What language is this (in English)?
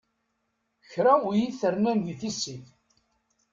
Kabyle